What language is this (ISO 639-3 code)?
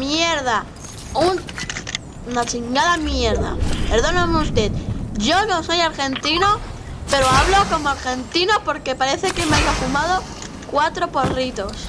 spa